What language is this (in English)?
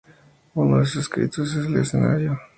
Spanish